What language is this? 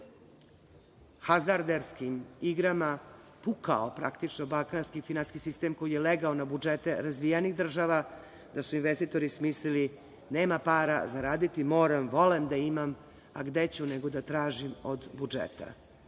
Serbian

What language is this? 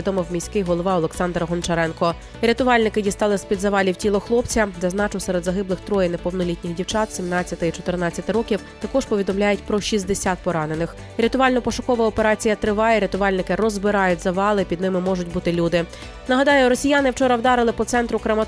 Ukrainian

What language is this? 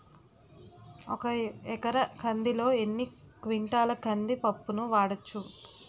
Telugu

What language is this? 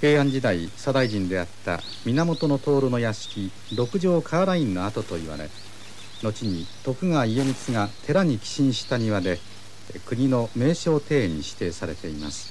Japanese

